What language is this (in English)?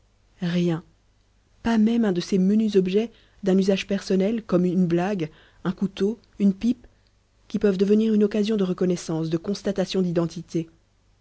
French